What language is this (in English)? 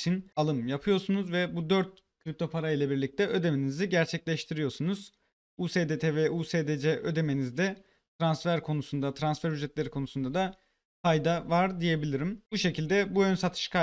Turkish